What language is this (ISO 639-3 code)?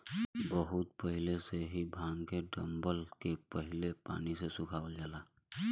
bho